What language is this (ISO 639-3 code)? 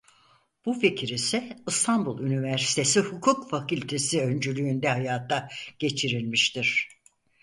tur